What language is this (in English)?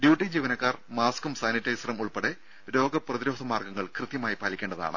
Malayalam